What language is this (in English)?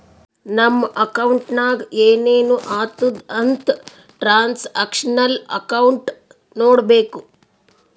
Kannada